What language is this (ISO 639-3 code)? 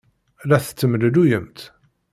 kab